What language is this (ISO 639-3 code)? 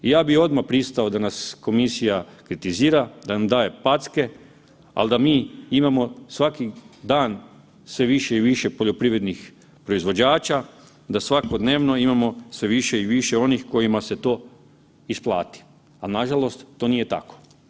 hrv